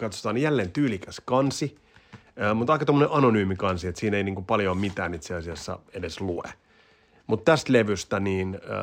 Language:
Finnish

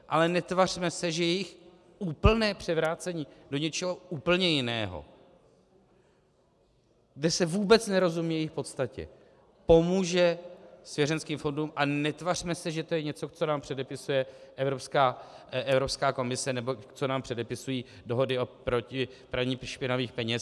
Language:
Czech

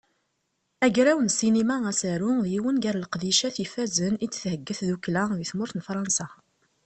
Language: Kabyle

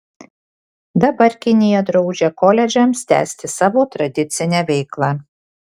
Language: Lithuanian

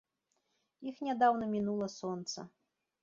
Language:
Belarusian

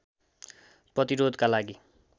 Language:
Nepali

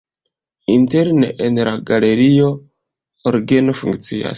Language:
Esperanto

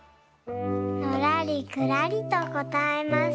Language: Japanese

